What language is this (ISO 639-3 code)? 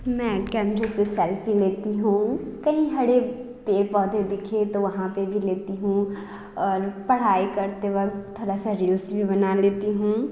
hin